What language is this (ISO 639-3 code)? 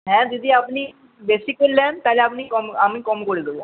ben